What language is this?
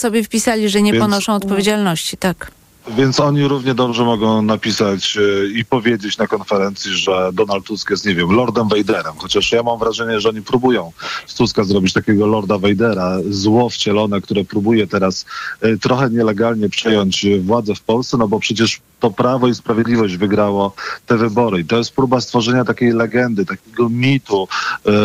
Polish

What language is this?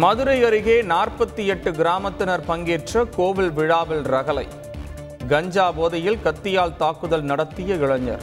Tamil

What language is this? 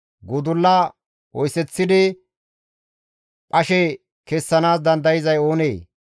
Gamo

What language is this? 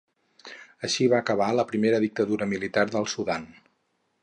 Catalan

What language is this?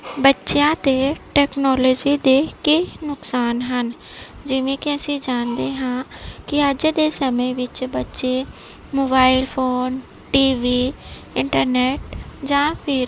Punjabi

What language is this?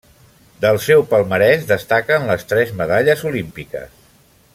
Catalan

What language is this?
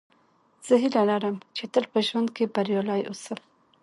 Pashto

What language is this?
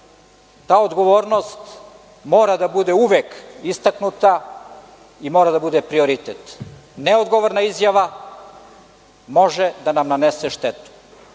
Serbian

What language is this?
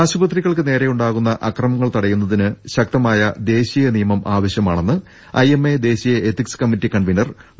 Malayalam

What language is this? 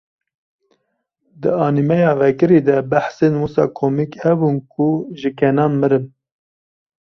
Kurdish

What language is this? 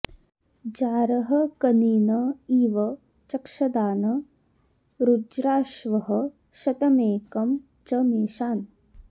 Sanskrit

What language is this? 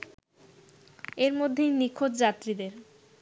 Bangla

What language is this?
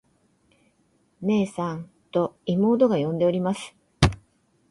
Japanese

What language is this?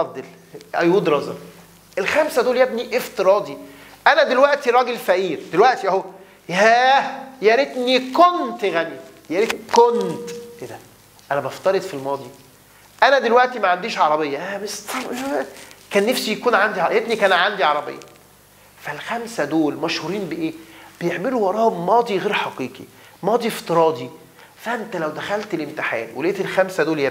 Arabic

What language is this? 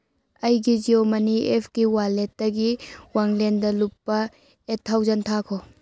Manipuri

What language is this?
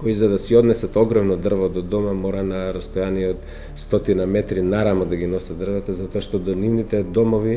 Macedonian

